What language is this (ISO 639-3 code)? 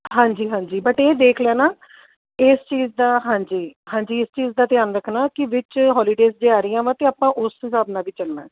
pan